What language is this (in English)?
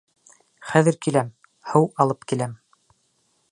Bashkir